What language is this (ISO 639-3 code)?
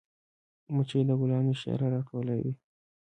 pus